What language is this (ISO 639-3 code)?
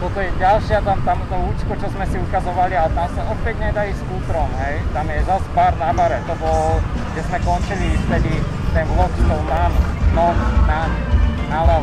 slk